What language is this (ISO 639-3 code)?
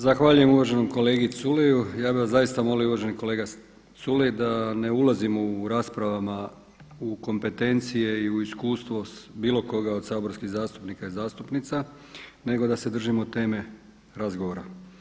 hrv